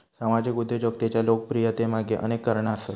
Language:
Marathi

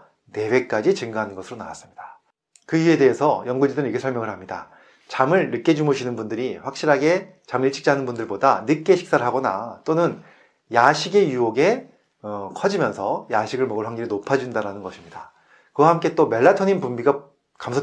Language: Korean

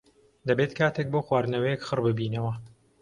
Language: Central Kurdish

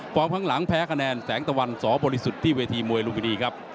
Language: Thai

